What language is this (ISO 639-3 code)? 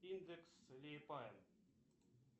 rus